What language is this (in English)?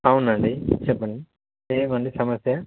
Telugu